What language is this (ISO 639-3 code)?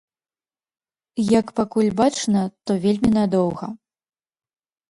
bel